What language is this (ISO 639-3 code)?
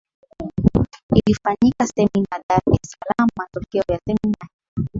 swa